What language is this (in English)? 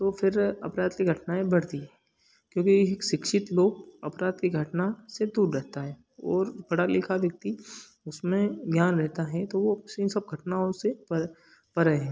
Hindi